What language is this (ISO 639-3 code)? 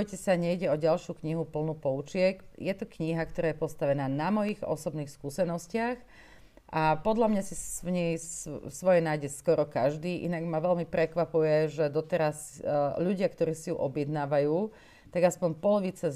slk